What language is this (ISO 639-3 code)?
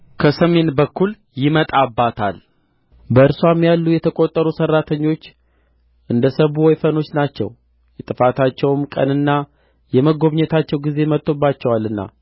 amh